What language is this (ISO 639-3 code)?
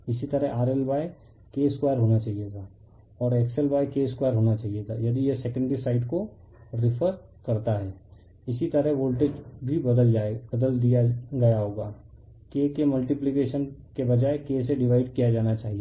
hin